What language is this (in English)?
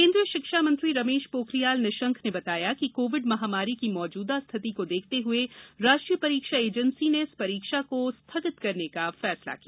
Hindi